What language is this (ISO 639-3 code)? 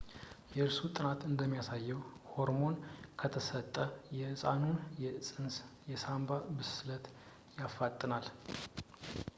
amh